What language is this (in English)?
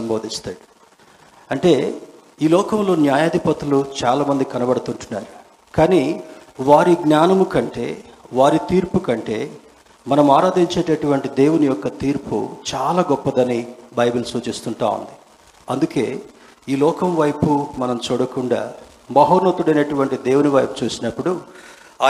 Telugu